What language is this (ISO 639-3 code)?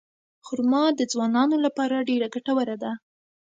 pus